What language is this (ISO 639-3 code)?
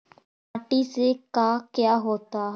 mag